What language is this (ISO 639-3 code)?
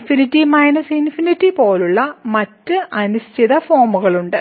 mal